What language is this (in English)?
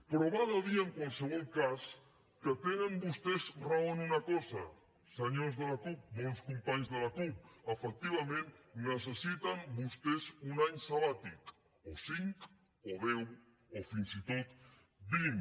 Catalan